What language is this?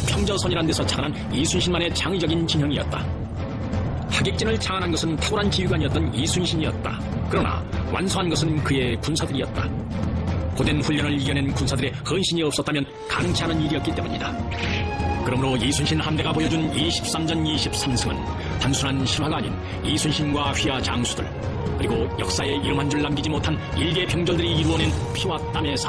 Korean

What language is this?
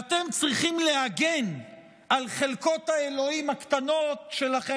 Hebrew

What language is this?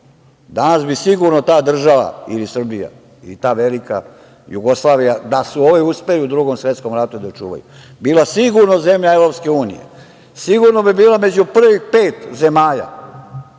Serbian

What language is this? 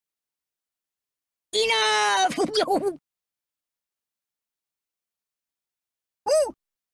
English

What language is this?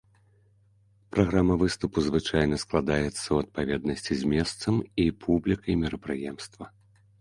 Belarusian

